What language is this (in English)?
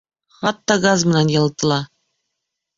Bashkir